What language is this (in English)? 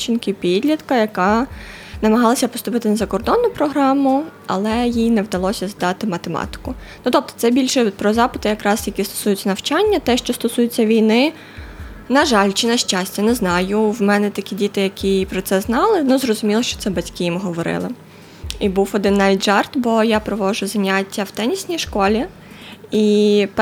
Ukrainian